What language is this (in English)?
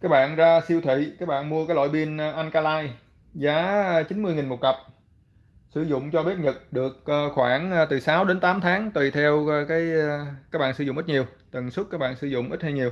Vietnamese